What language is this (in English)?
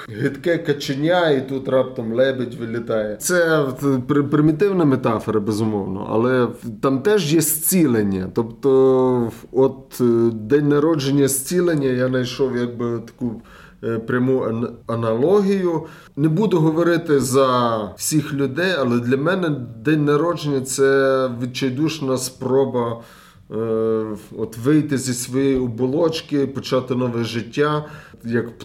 Ukrainian